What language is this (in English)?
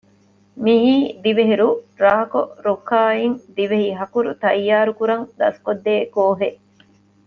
Divehi